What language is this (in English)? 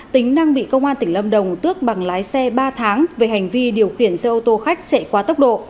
Vietnamese